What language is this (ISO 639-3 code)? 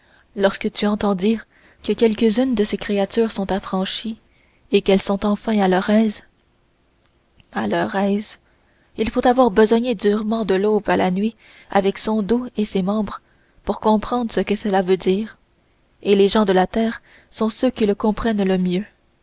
fra